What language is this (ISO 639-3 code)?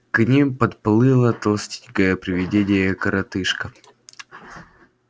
rus